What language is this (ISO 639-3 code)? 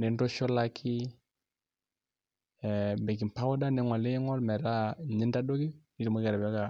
mas